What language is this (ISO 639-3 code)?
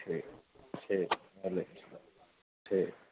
urd